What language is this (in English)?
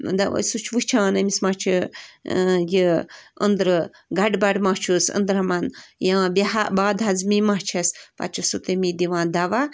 Kashmiri